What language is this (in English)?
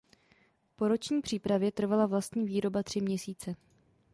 Czech